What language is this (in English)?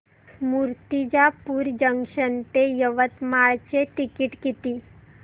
Marathi